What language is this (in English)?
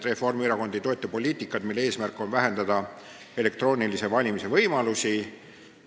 Estonian